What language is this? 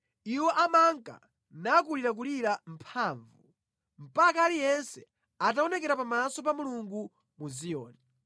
Nyanja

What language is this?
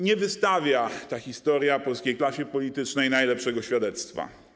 Polish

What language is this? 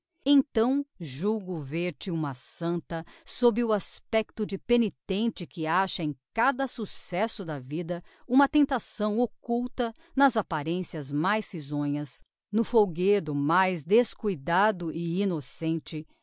Portuguese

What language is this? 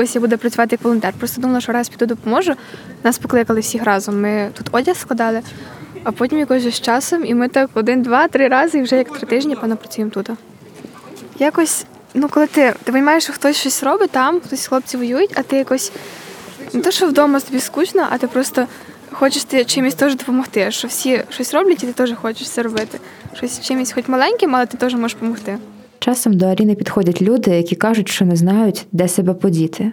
Ukrainian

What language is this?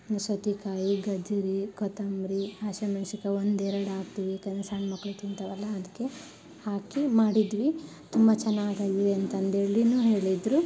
Kannada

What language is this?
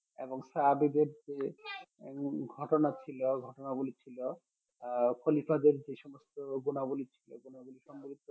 Bangla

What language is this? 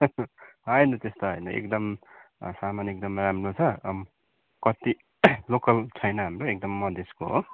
Nepali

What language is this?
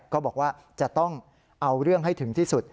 Thai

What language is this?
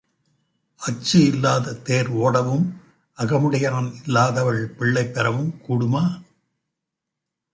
Tamil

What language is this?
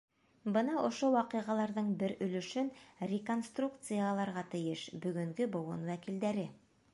Bashkir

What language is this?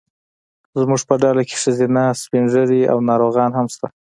Pashto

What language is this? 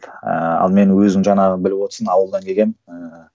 Kazakh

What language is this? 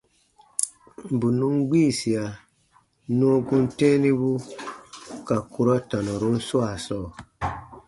Baatonum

